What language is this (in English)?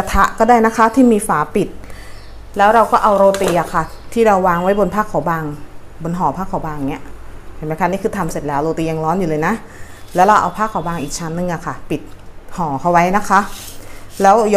Thai